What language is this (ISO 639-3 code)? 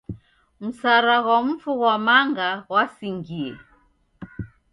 dav